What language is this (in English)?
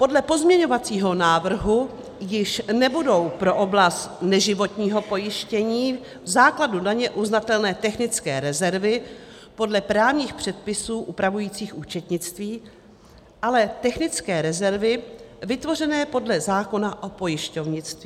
Czech